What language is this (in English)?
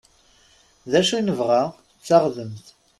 Kabyle